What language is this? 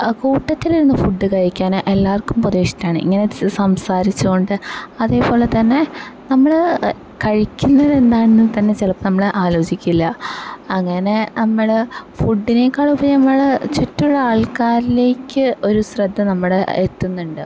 Malayalam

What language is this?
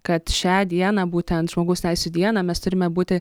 Lithuanian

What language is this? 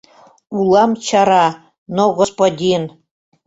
Mari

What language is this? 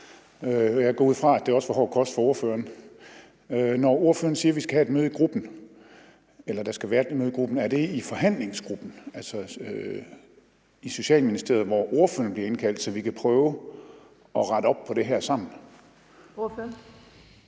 Danish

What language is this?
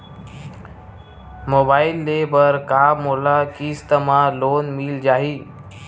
Chhattisgarhi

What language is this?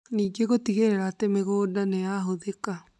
Kikuyu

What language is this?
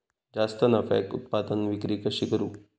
Marathi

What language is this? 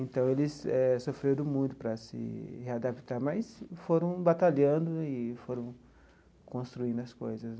Portuguese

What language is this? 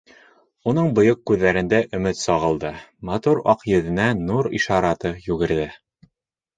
Bashkir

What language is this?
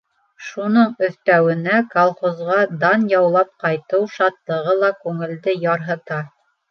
Bashkir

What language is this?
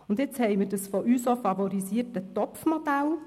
Swiss German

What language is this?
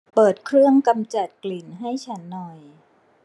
Thai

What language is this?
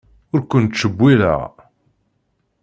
Kabyle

